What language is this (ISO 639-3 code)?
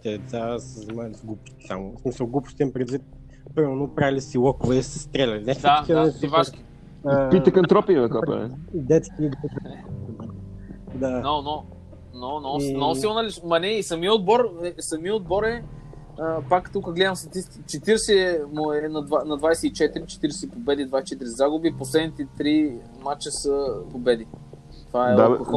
bul